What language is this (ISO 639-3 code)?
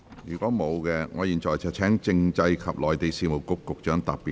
yue